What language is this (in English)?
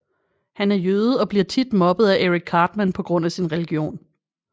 Danish